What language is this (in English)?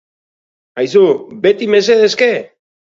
Basque